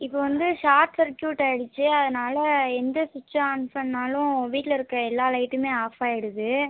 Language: Tamil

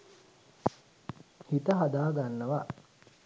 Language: Sinhala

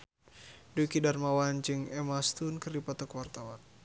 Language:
Sundanese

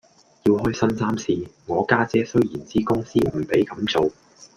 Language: Cantonese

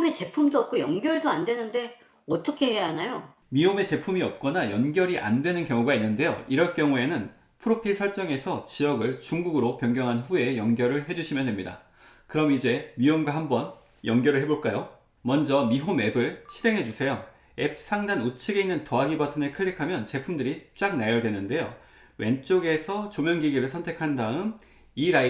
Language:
Korean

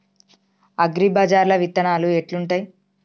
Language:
Telugu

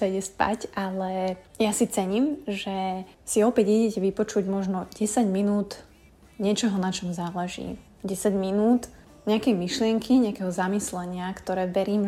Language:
Slovak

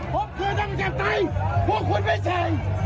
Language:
Thai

